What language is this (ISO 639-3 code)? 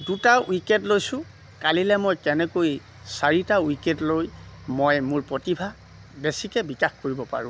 asm